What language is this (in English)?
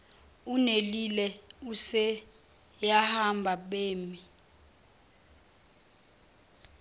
Zulu